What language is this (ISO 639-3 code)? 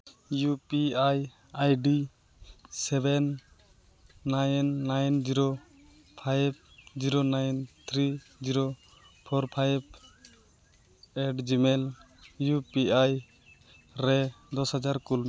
sat